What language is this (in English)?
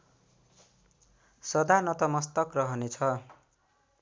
Nepali